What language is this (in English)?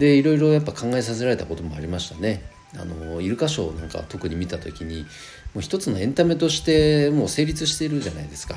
Japanese